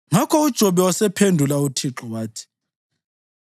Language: North Ndebele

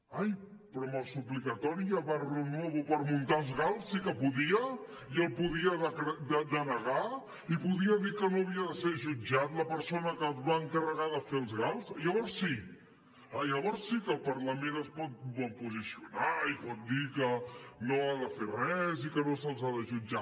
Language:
Catalan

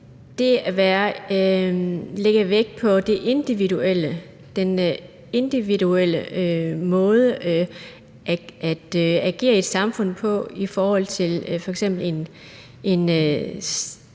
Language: Danish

